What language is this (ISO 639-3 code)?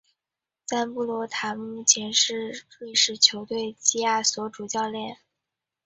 zho